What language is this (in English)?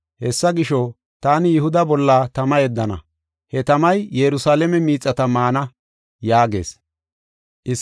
Gofa